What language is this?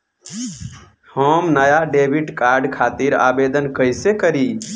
Bhojpuri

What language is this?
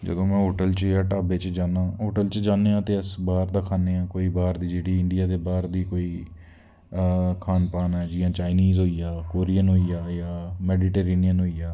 Dogri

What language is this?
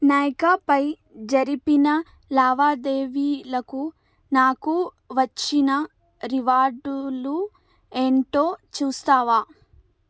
Telugu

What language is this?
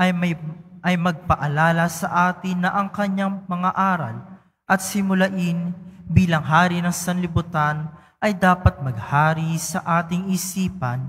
Filipino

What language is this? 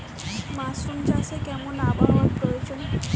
Bangla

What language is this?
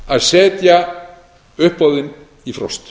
Icelandic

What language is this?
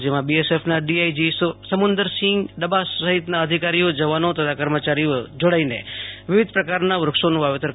Gujarati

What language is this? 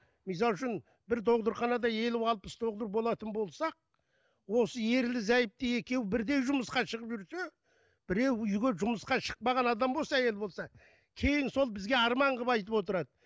Kazakh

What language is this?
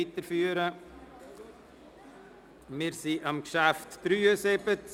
Swiss German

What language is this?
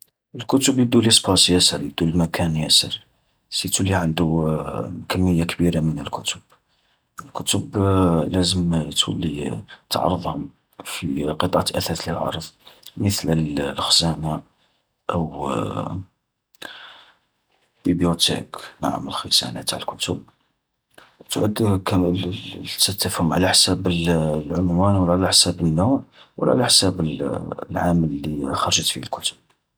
Algerian Arabic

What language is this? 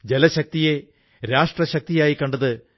Malayalam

